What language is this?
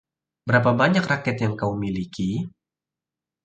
Indonesian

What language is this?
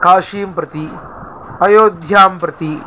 Sanskrit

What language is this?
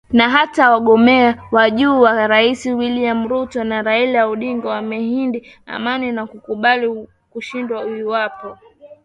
Swahili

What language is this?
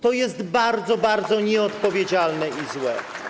Polish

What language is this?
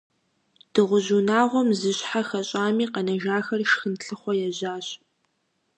Kabardian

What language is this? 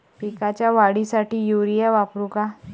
Marathi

